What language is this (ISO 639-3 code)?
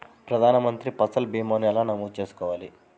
tel